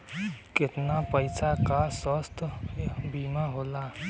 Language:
Bhojpuri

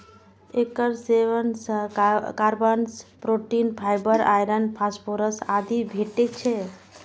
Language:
Maithili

